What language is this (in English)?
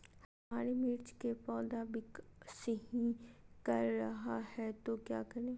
Magahi